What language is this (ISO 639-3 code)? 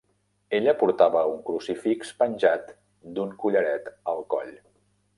cat